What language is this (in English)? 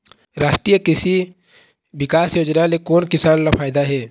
Chhattisgarhi